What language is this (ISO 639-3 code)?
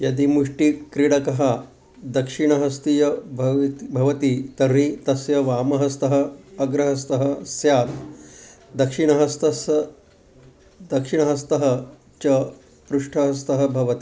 san